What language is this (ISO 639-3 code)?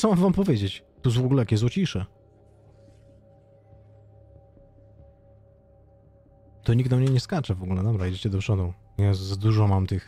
pol